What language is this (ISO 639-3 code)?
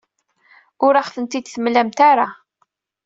kab